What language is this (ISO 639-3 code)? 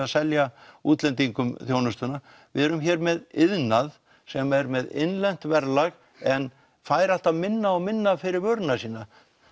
isl